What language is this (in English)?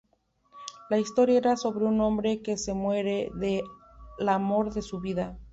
Spanish